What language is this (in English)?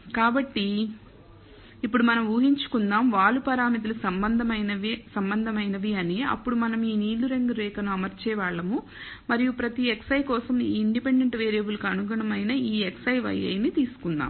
Telugu